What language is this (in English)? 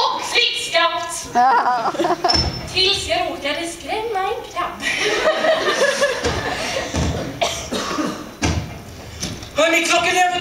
Swedish